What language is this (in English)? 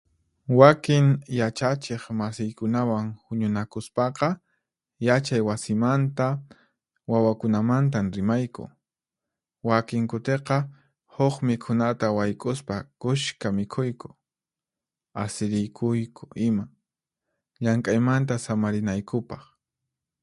Puno Quechua